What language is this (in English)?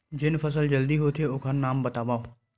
Chhattisgarhi